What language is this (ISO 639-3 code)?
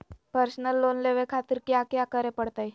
mag